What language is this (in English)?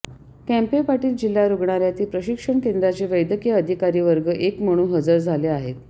Marathi